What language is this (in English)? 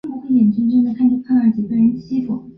Chinese